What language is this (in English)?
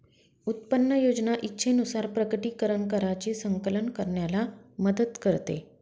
Marathi